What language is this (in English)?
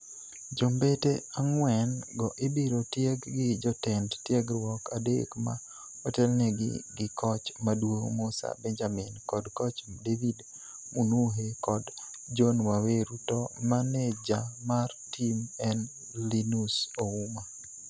Luo (Kenya and Tanzania)